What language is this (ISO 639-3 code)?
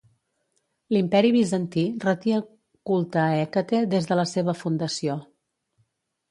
cat